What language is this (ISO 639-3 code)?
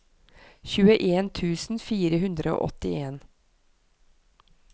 nor